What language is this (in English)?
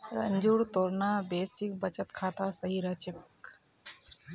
Magahi